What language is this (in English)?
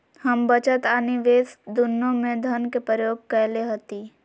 Magahi